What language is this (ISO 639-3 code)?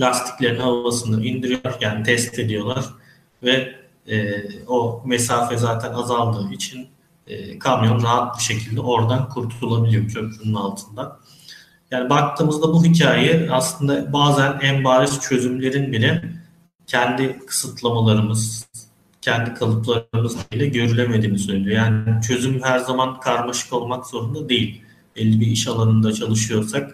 tur